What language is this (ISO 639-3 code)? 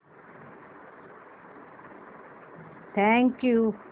mar